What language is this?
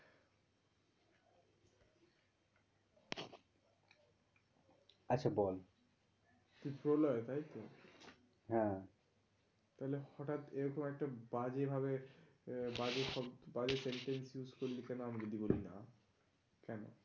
Bangla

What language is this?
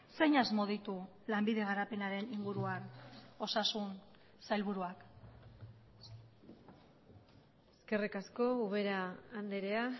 Basque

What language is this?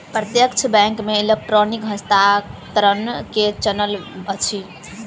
Maithili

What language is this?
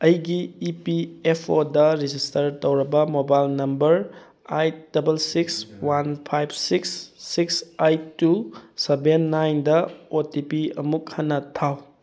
Manipuri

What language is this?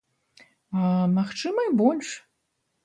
Belarusian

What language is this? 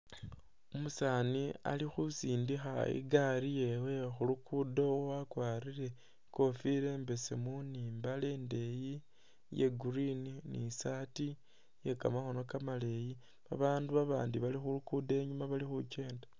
Masaaba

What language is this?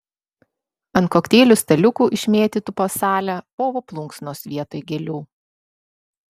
Lithuanian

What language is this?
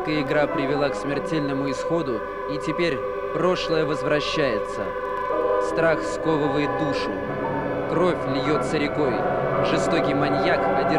Russian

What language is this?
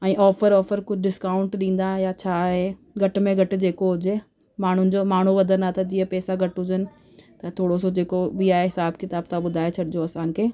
Sindhi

